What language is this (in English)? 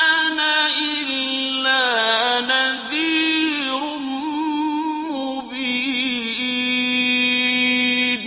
Arabic